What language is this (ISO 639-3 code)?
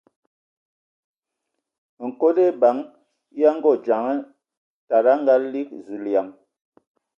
ewo